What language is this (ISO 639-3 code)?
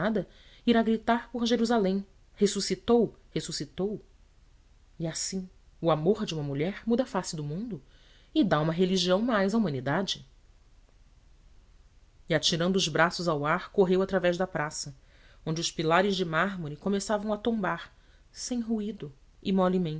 por